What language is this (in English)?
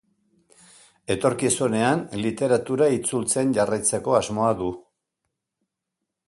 Basque